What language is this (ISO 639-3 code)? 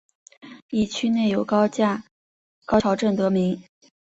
zho